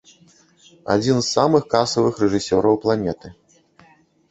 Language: Belarusian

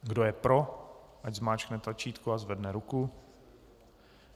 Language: Czech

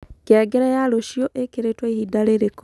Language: Kikuyu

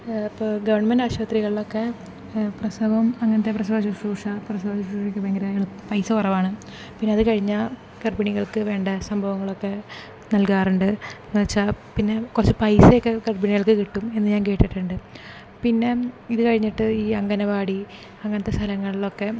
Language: Malayalam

